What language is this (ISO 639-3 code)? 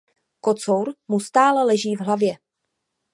ces